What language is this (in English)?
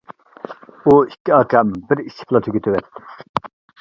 Uyghur